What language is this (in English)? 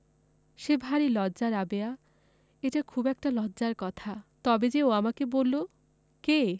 Bangla